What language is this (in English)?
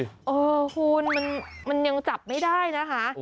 Thai